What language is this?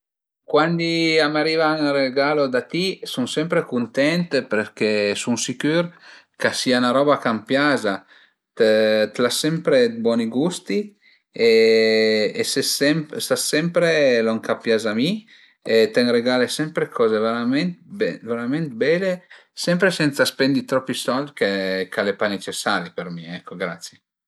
Piedmontese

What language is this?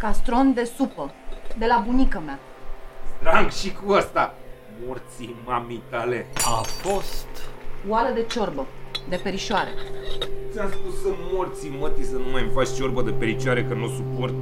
Romanian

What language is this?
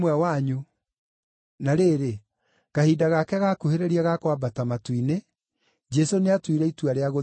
Kikuyu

